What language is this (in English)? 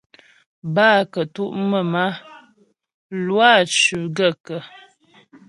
Ghomala